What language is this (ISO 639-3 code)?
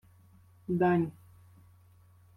ukr